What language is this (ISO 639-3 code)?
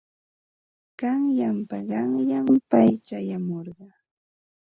qva